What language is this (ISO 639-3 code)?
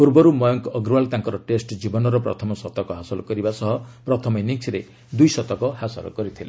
ori